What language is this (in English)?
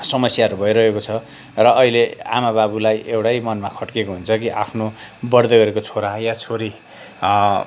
Nepali